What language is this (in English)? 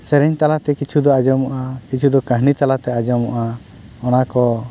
Santali